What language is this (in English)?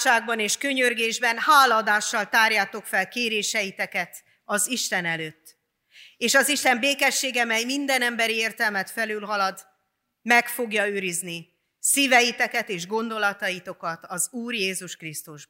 Hungarian